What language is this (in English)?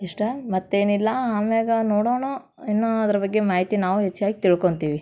Kannada